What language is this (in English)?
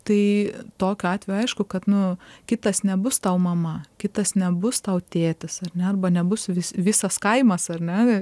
Lithuanian